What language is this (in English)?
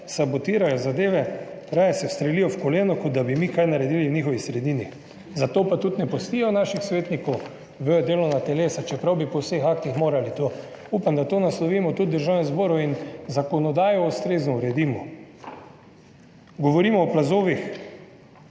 Slovenian